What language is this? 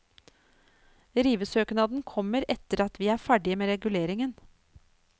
Norwegian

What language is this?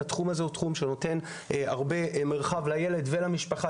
Hebrew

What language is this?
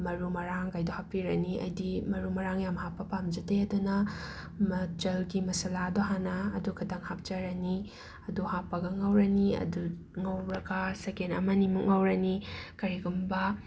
Manipuri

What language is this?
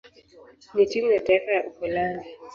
Swahili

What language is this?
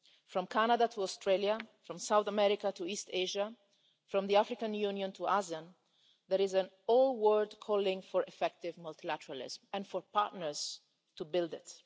English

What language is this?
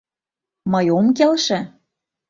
Mari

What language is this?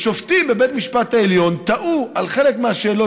Hebrew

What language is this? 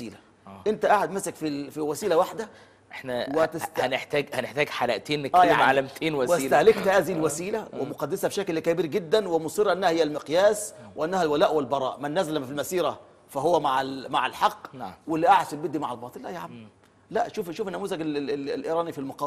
Arabic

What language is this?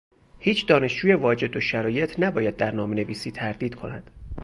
Persian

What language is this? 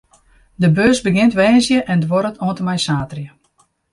Western Frisian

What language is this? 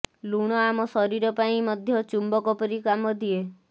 Odia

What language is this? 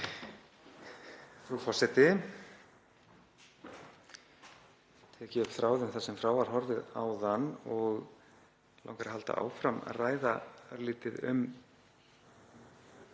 Icelandic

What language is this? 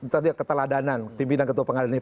Indonesian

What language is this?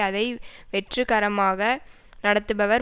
Tamil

